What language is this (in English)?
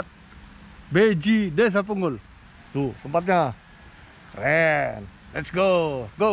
Indonesian